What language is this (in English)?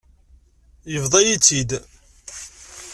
Kabyle